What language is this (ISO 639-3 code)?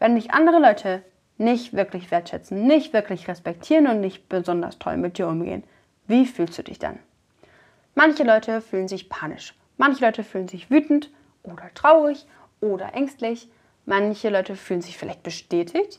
deu